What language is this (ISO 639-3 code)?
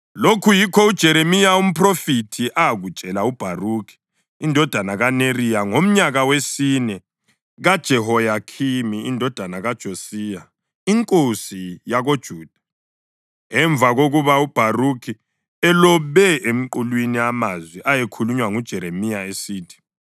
nde